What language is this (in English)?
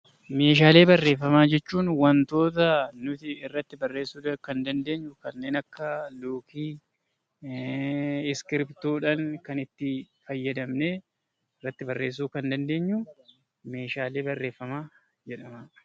Oromo